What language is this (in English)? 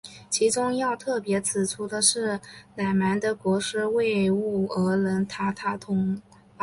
Chinese